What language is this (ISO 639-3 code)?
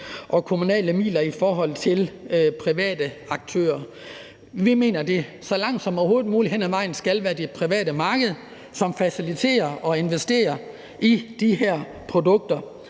dan